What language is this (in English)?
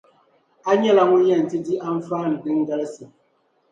Dagbani